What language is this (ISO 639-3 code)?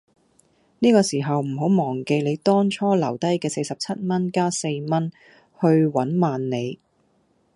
yue